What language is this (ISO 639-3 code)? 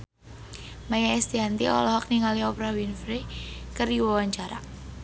sun